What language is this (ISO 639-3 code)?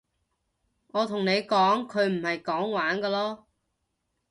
yue